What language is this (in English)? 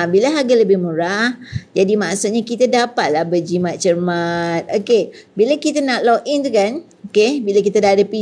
Malay